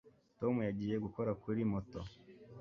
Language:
Kinyarwanda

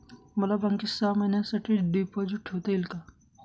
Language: Marathi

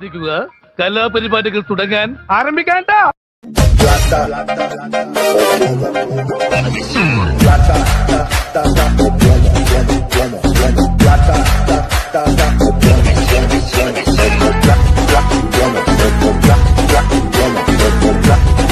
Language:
Indonesian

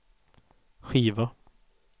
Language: Swedish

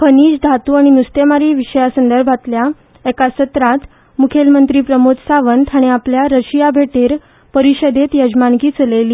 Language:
Konkani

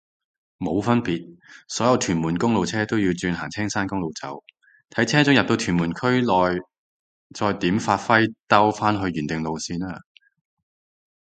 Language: Cantonese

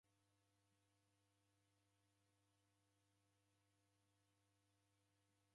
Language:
Taita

